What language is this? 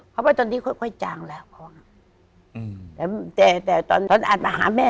Thai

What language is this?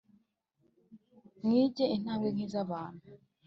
Kinyarwanda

